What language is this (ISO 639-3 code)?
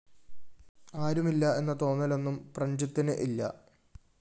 mal